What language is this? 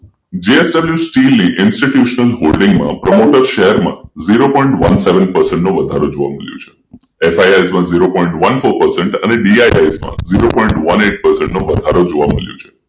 Gujarati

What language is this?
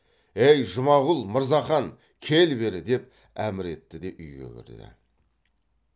Kazakh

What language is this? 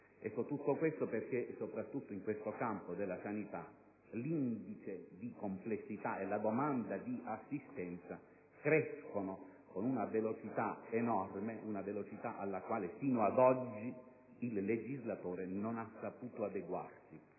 Italian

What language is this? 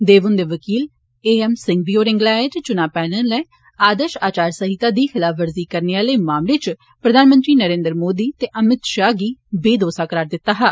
Dogri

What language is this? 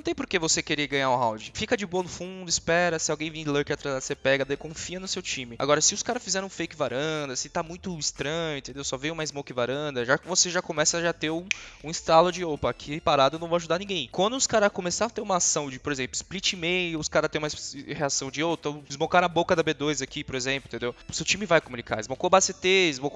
Portuguese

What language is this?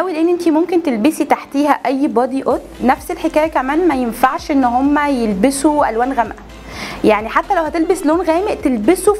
Arabic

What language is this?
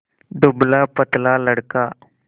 Hindi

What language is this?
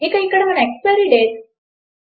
Telugu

